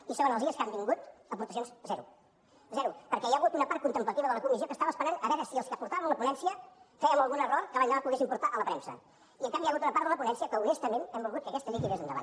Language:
Catalan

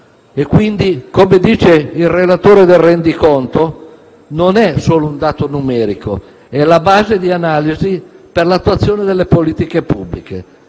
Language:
Italian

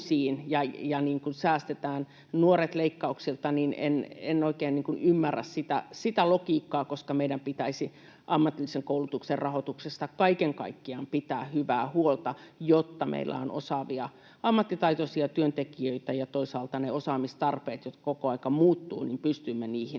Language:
Finnish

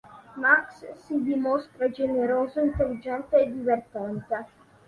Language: Italian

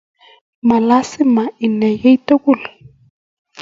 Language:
Kalenjin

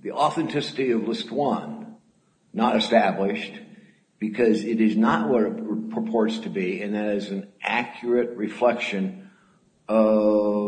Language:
English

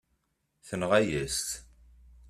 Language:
Kabyle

